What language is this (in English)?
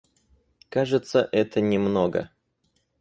Russian